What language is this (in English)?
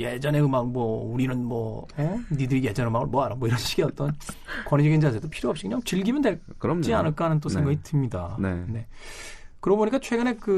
Korean